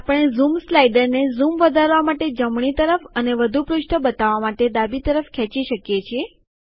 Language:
Gujarati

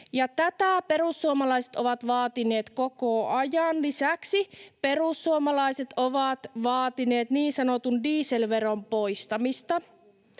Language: Finnish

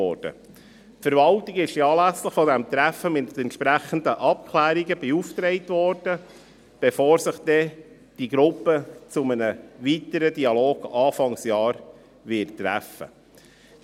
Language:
Swiss German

